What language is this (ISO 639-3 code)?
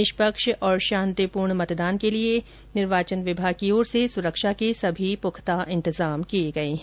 hin